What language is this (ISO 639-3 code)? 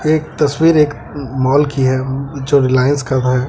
hin